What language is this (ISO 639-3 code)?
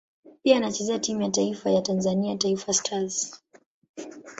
swa